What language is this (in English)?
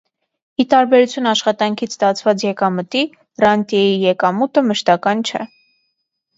Armenian